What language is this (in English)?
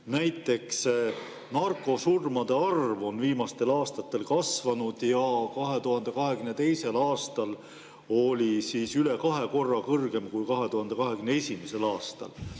Estonian